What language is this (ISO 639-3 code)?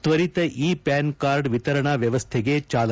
kan